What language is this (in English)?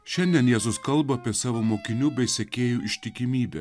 Lithuanian